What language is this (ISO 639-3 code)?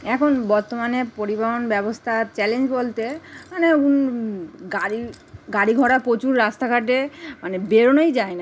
ben